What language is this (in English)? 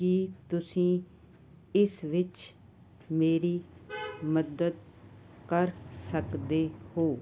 Punjabi